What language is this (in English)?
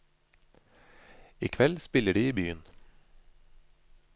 Norwegian